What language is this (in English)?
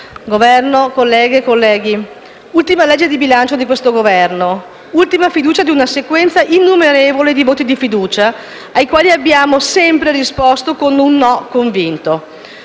Italian